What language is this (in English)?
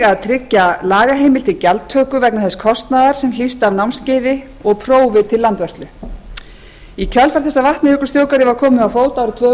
Icelandic